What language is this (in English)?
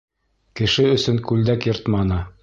Bashkir